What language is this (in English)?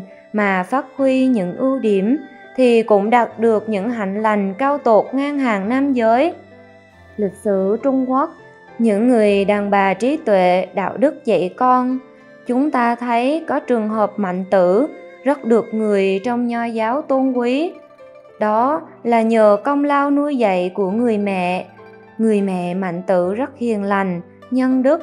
Vietnamese